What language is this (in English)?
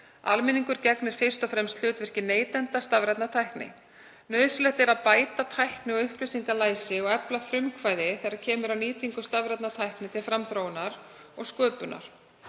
Icelandic